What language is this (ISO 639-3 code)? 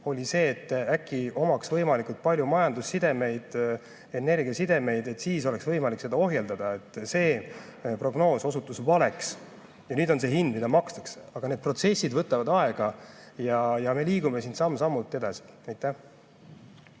est